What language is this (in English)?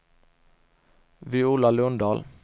Swedish